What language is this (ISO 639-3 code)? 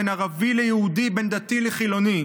heb